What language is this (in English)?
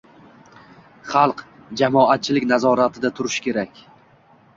Uzbek